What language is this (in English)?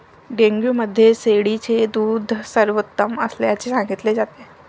Marathi